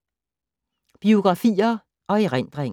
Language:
Danish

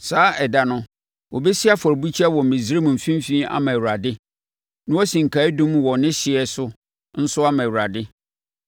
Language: Akan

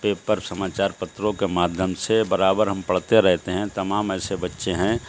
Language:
Urdu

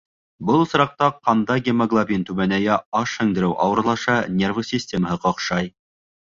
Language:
Bashkir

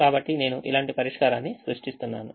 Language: Telugu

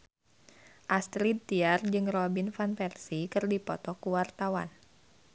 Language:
Sundanese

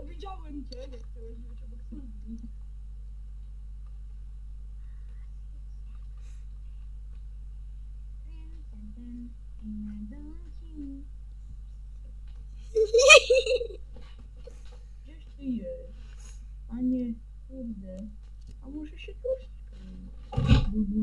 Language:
Polish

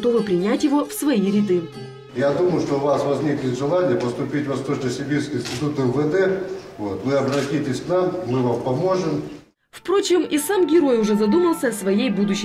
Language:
Russian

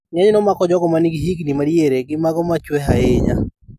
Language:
Luo (Kenya and Tanzania)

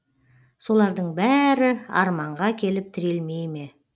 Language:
Kazakh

